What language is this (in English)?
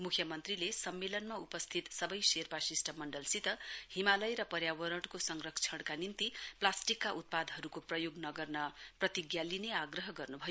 Nepali